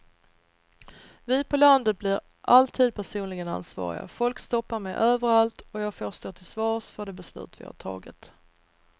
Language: Swedish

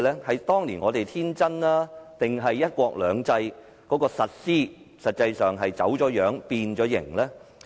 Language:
Cantonese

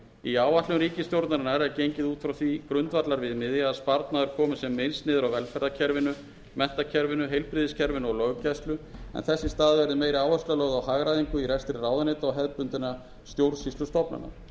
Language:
Icelandic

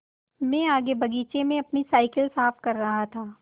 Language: Hindi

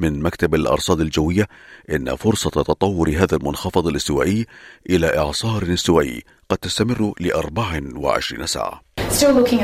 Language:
Arabic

